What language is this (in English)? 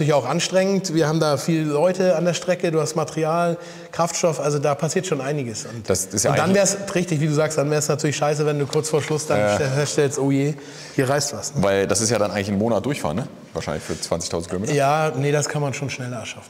German